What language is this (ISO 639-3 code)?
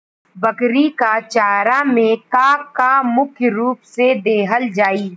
bho